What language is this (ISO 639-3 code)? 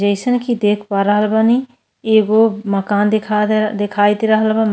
bho